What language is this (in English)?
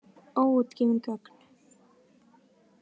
Icelandic